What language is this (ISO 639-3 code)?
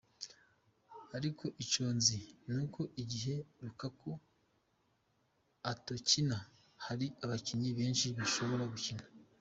kin